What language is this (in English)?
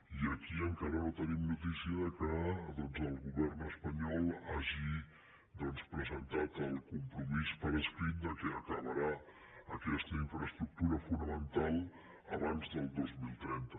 Catalan